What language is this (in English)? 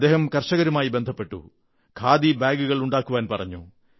Malayalam